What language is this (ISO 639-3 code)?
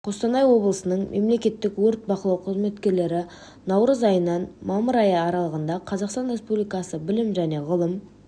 kaz